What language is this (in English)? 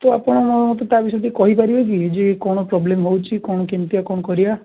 Odia